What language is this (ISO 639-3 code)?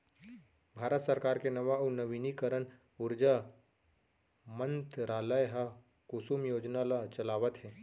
hne